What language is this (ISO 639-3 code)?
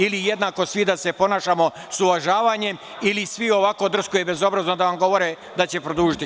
srp